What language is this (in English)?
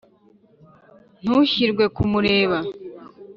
Kinyarwanda